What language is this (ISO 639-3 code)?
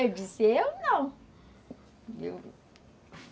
por